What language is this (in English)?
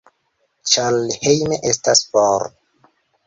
Esperanto